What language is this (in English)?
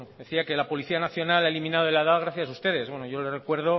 Spanish